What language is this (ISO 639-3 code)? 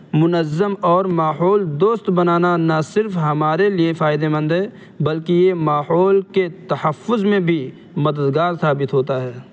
urd